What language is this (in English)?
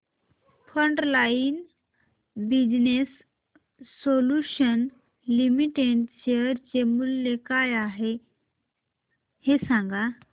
Marathi